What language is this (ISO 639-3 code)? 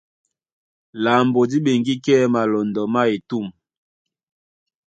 dua